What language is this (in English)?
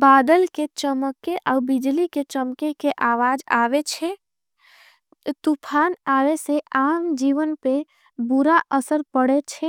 Angika